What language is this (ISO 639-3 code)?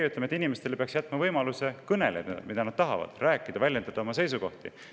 est